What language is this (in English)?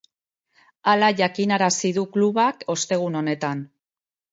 Basque